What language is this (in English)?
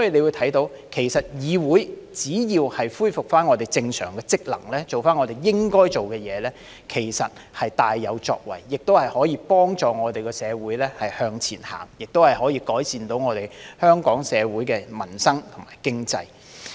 Cantonese